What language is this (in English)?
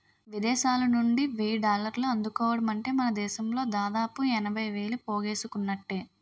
Telugu